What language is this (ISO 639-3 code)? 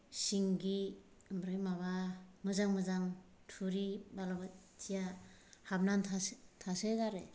brx